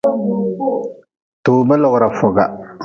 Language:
Nawdm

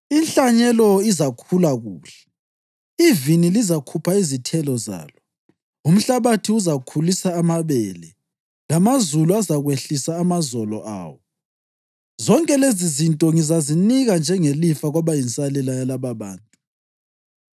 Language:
North Ndebele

